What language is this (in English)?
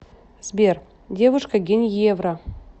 Russian